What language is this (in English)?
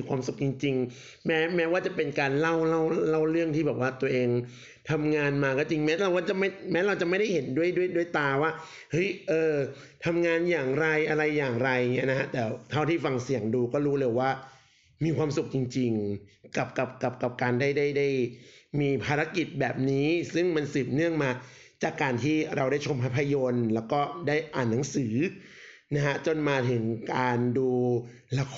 Thai